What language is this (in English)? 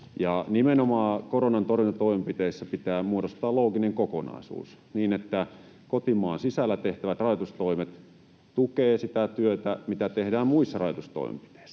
Finnish